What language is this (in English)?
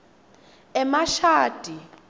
Swati